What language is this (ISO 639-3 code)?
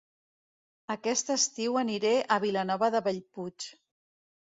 cat